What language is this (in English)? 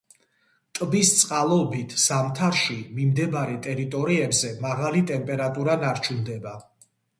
Georgian